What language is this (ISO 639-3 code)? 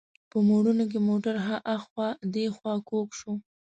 pus